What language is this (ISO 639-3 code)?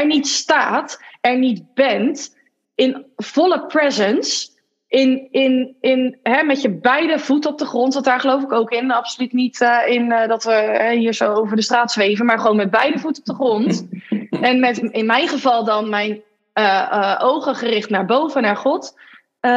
nld